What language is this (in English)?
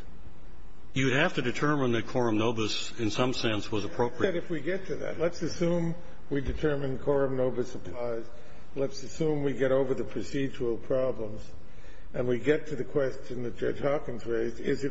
English